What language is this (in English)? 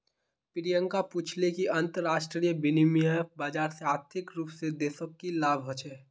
Magahi